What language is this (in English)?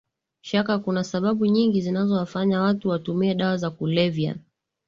Swahili